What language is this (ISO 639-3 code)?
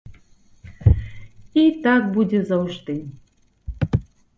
bel